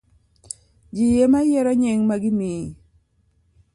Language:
Luo (Kenya and Tanzania)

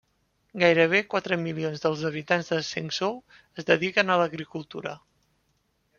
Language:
Catalan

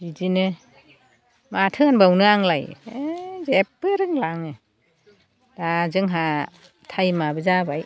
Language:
Bodo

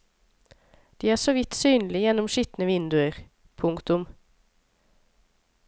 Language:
Norwegian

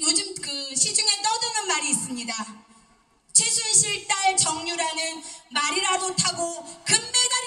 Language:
Korean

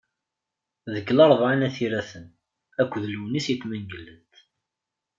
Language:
Kabyle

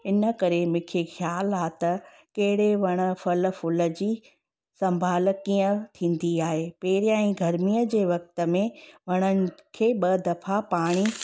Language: Sindhi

